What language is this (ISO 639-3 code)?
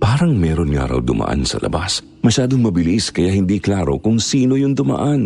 fil